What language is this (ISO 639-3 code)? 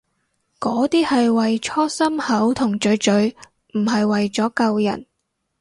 yue